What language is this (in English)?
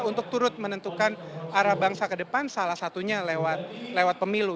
Indonesian